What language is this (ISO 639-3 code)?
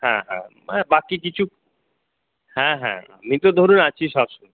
ben